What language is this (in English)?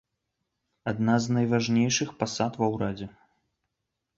Belarusian